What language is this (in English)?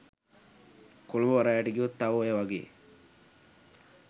Sinhala